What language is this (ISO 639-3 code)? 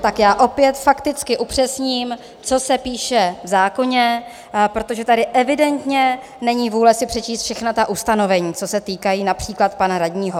ces